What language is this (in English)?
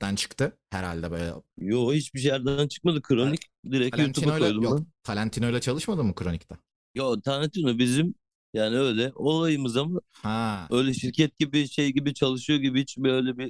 Turkish